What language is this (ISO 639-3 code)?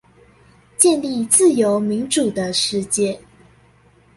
zho